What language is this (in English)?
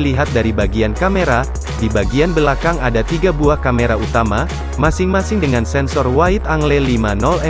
Indonesian